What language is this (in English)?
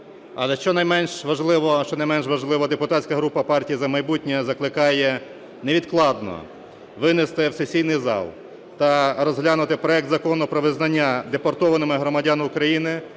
Ukrainian